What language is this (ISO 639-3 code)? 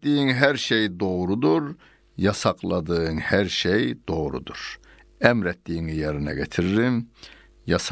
tur